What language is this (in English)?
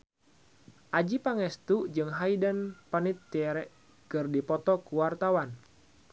Sundanese